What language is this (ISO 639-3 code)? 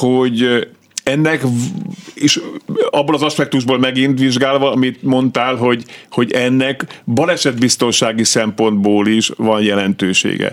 hun